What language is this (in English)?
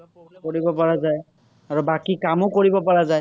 Assamese